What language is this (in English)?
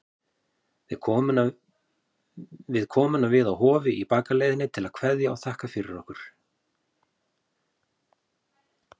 Icelandic